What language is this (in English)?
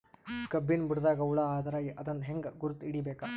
Kannada